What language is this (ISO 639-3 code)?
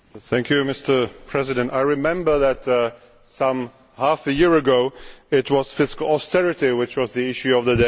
eng